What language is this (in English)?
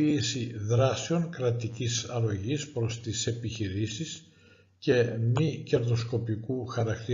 Greek